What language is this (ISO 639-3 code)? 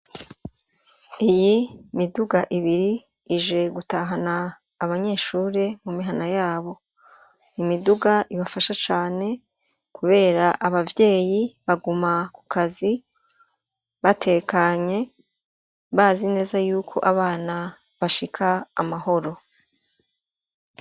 run